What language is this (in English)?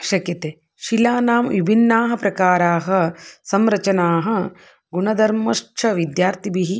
Sanskrit